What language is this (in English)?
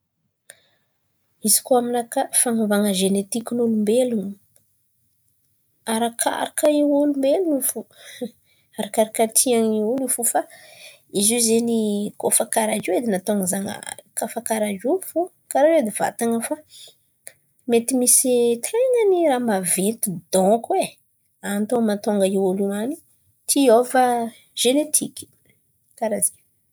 Antankarana Malagasy